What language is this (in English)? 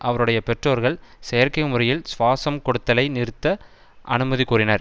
Tamil